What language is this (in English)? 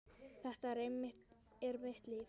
Icelandic